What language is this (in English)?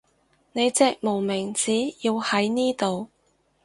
Cantonese